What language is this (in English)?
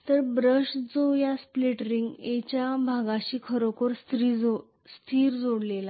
Marathi